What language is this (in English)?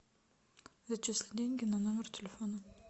Russian